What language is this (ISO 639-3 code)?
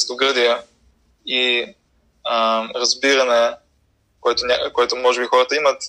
bul